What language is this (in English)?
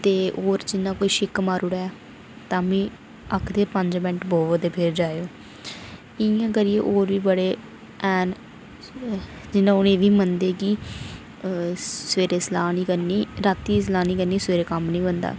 Dogri